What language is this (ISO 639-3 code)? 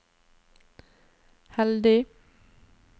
nor